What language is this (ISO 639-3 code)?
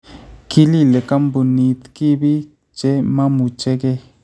kln